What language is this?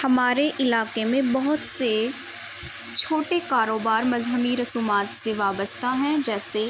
Urdu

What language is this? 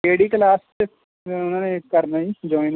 Punjabi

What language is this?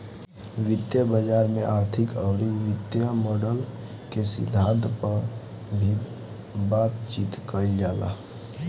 Bhojpuri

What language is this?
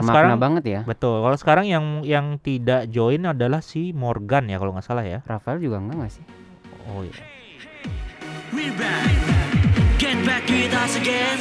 Indonesian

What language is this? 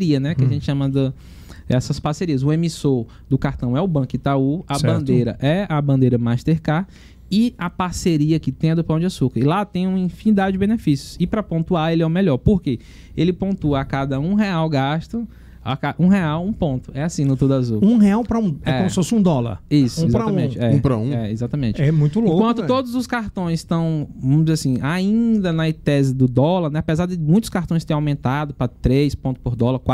Portuguese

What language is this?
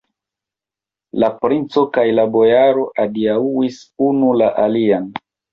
Esperanto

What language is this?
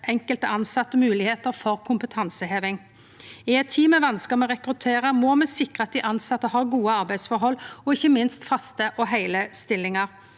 Norwegian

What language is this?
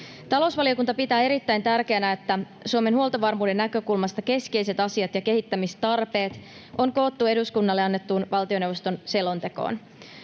Finnish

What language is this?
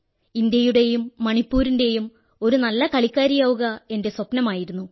Malayalam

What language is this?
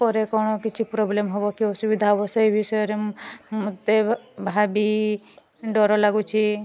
Odia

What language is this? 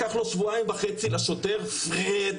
Hebrew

